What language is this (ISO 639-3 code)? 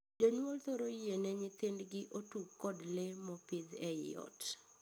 luo